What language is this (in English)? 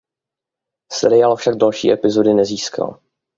Czech